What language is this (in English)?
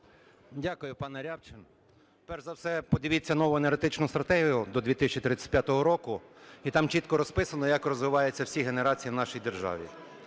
Ukrainian